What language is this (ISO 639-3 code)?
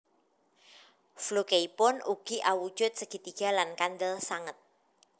jav